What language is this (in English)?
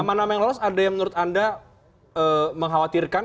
Indonesian